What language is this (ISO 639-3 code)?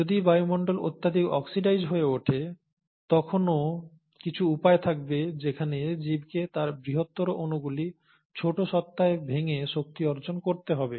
ben